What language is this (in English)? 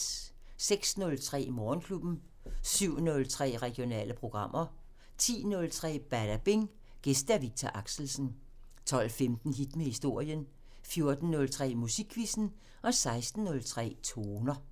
Danish